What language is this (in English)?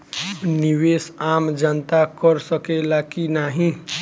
Bhojpuri